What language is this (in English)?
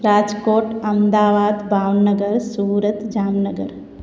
Sindhi